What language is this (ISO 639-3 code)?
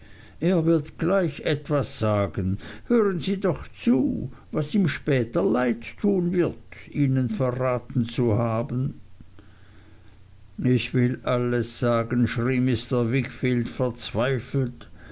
deu